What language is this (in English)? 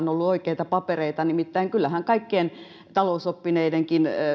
Finnish